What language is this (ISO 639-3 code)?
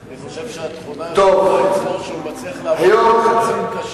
heb